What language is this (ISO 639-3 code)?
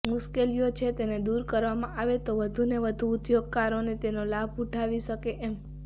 guj